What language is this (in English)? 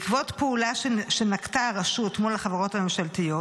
Hebrew